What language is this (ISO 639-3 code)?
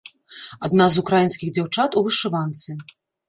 bel